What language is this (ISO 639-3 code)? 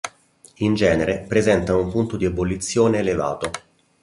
ita